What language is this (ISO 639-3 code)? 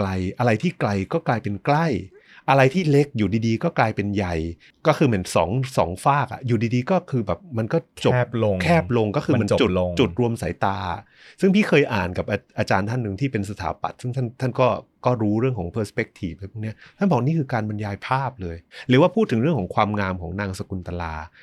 tha